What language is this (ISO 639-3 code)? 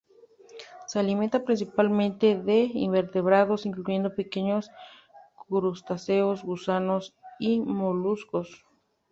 spa